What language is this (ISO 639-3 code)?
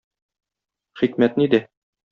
tat